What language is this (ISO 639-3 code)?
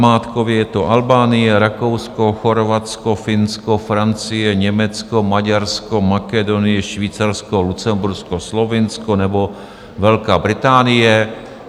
ces